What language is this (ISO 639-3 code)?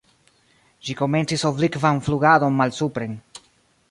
epo